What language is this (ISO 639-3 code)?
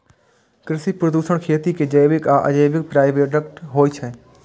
mai